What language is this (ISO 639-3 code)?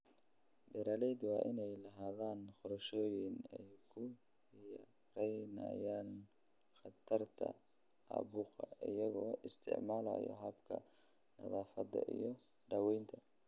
som